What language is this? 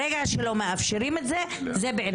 Hebrew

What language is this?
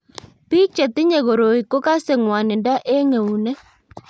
Kalenjin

